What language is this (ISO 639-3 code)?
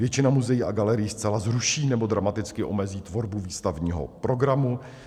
ces